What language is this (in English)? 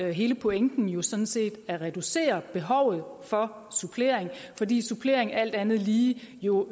Danish